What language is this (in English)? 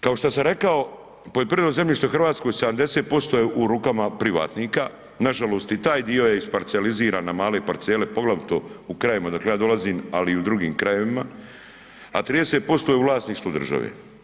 Croatian